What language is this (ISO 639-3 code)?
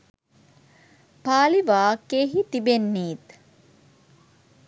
sin